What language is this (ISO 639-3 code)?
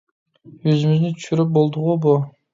uig